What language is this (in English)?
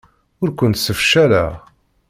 Kabyle